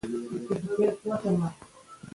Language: Pashto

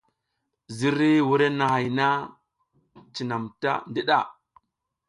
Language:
South Giziga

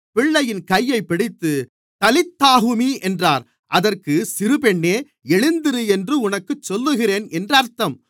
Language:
Tamil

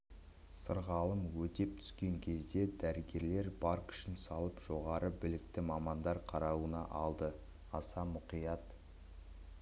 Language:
Kazakh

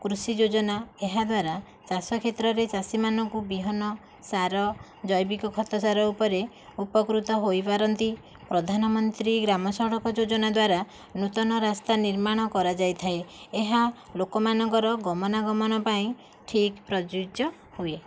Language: Odia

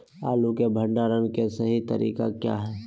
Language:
Magahi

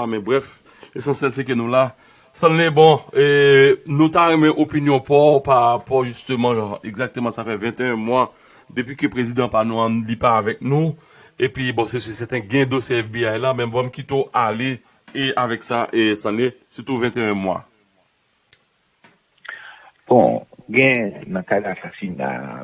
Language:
French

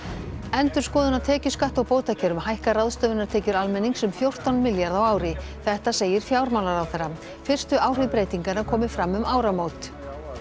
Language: Icelandic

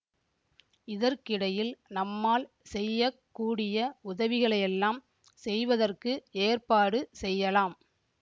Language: Tamil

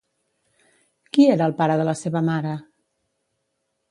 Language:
Catalan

